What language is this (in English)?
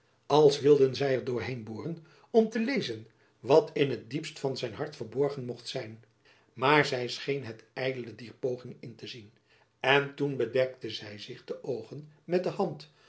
Dutch